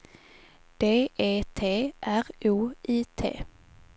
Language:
Swedish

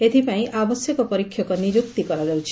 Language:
Odia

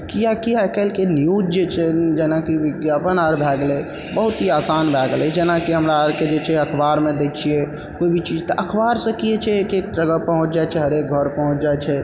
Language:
Maithili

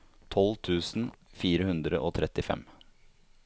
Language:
Norwegian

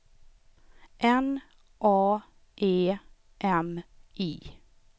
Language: Swedish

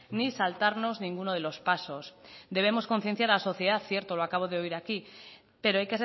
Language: Spanish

